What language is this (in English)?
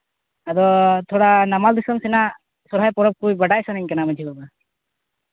Santali